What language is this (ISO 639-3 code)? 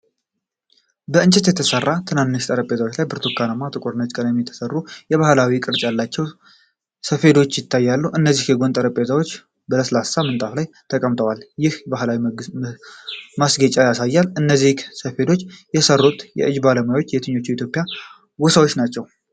amh